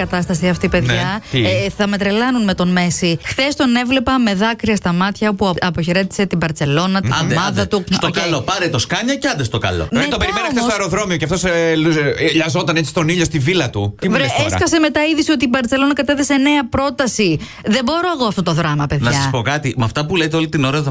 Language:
Greek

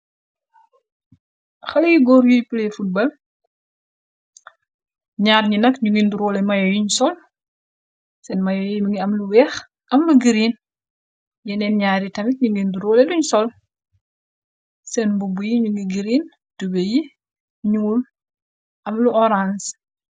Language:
Wolof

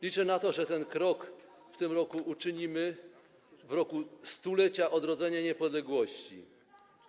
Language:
Polish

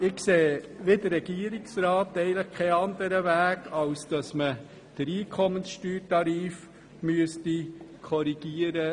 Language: Swiss German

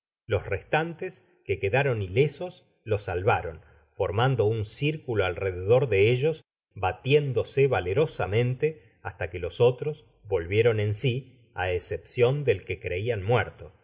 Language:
Spanish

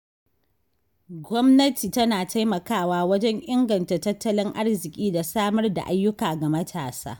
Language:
Hausa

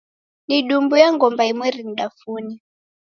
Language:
Taita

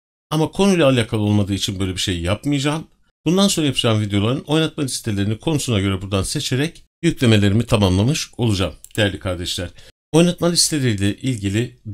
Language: Turkish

